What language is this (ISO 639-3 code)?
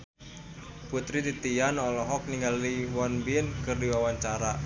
sun